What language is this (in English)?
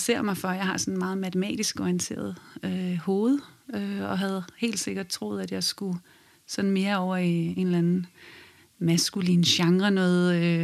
Danish